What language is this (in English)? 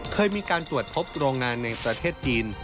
Thai